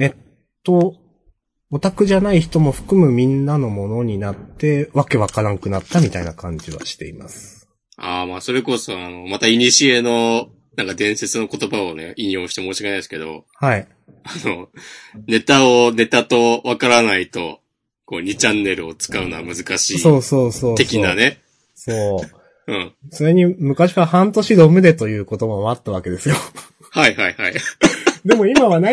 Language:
Japanese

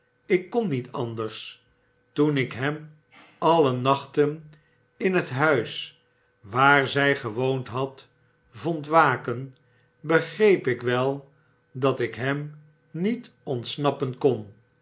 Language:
Dutch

